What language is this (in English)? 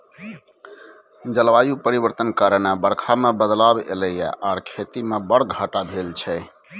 Maithili